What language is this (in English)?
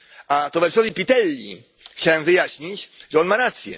Polish